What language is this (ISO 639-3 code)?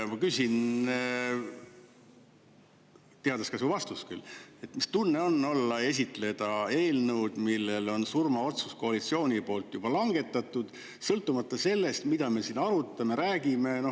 est